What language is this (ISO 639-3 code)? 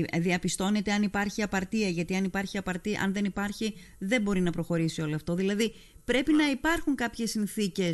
ell